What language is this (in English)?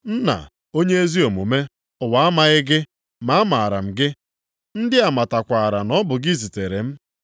Igbo